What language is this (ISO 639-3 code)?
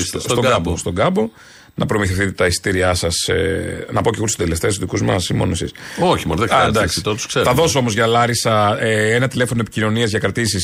ell